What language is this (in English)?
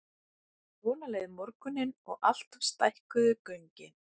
Icelandic